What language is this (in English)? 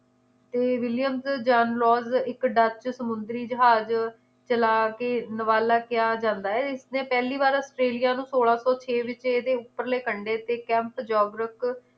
Punjabi